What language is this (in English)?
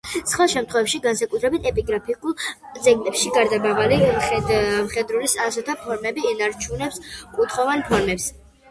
Georgian